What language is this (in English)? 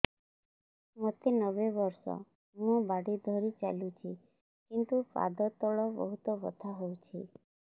Odia